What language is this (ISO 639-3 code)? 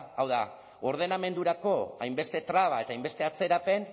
eus